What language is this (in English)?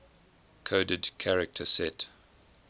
English